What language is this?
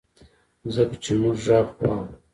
Pashto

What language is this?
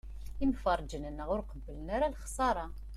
Kabyle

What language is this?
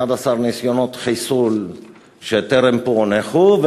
Hebrew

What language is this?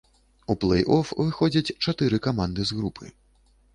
Belarusian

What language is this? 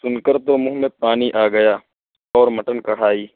Urdu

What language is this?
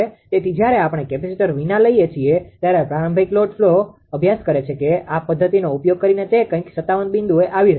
Gujarati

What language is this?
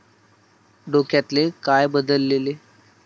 Marathi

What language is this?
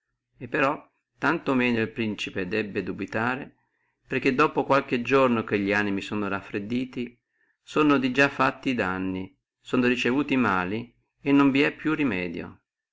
Italian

